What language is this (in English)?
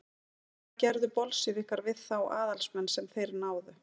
Icelandic